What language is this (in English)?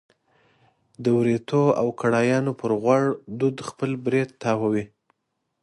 Pashto